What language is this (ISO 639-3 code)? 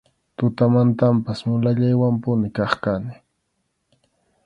qxu